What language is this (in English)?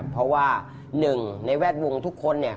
Thai